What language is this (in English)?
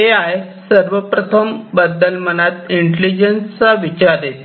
Marathi